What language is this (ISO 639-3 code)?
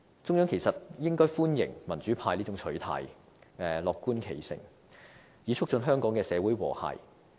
yue